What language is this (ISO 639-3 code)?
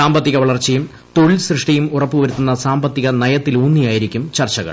mal